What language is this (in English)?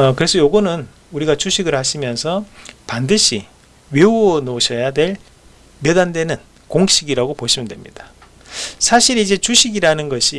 Korean